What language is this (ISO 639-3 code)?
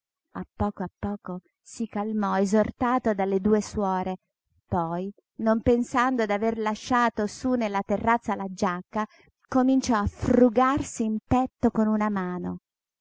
ita